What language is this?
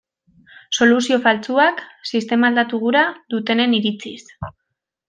Basque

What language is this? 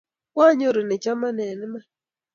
Kalenjin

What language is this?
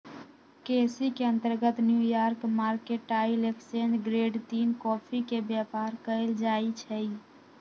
Magahi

